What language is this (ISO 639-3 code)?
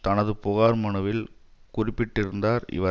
tam